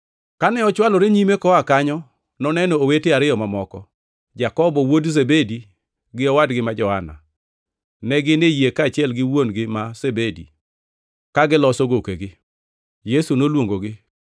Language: Luo (Kenya and Tanzania)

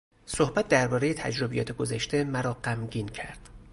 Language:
Persian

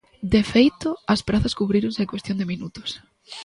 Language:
Galician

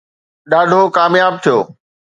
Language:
Sindhi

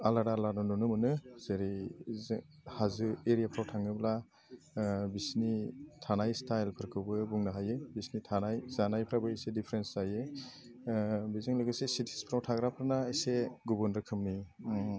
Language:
Bodo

